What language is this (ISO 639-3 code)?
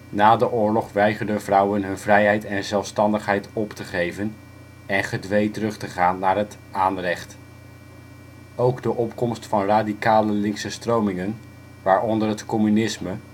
nld